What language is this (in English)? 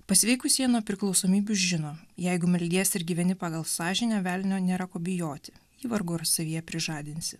Lithuanian